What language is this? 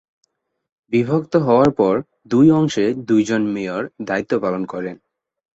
Bangla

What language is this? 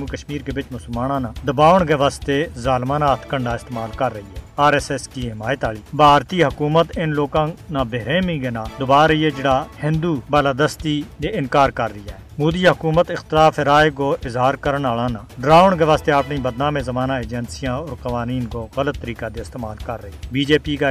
Urdu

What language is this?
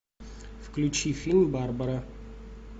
Russian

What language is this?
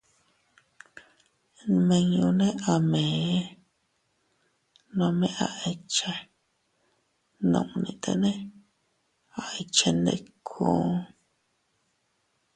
Teutila Cuicatec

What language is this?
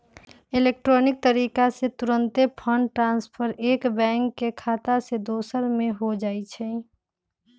Magahi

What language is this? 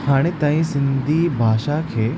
Sindhi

